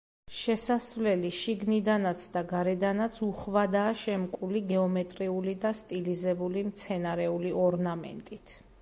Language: Georgian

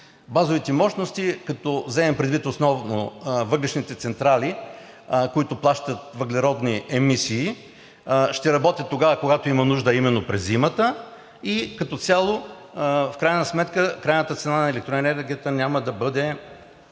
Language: Bulgarian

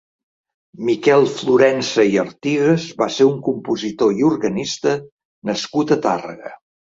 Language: Catalan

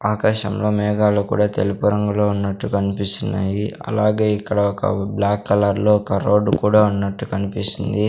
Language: Telugu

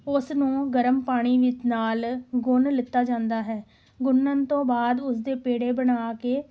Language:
Punjabi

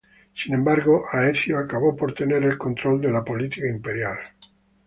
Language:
Spanish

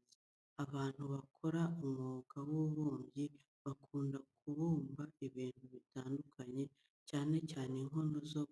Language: Kinyarwanda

